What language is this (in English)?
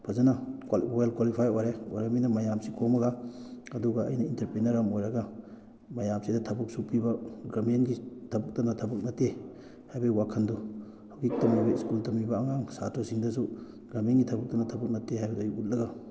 Manipuri